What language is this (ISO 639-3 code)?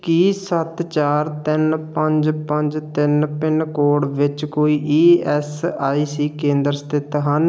pan